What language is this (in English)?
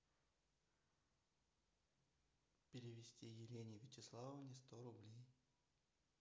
Russian